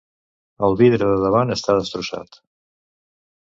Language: Catalan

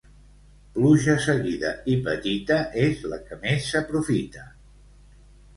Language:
Catalan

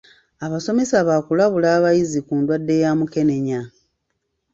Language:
Ganda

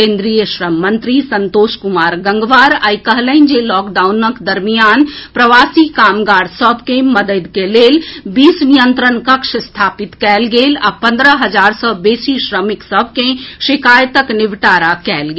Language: Maithili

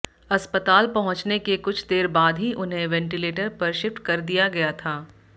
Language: Hindi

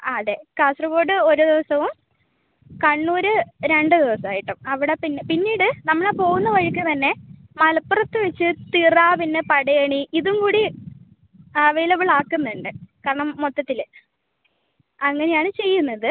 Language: Malayalam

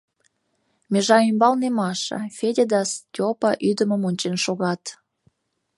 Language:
Mari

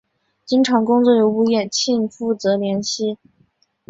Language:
Chinese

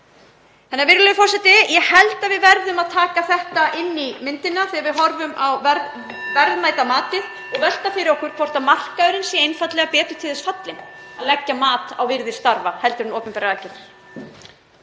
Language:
Icelandic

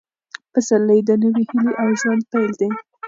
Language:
Pashto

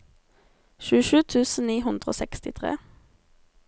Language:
Norwegian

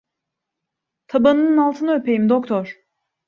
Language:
Turkish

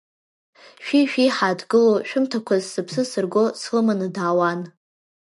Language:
Abkhazian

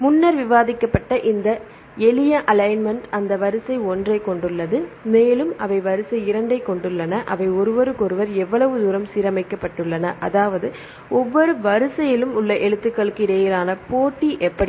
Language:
Tamil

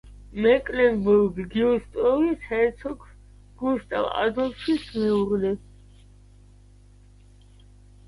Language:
Georgian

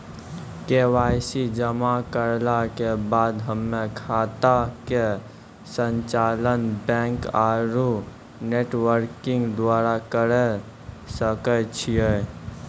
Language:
Maithili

